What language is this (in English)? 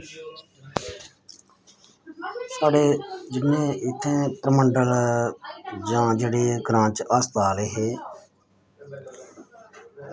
Dogri